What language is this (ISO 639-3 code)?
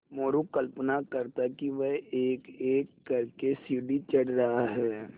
hin